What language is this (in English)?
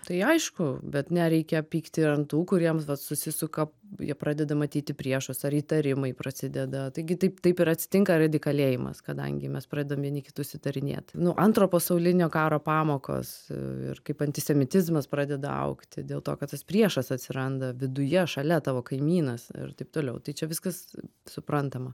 Lithuanian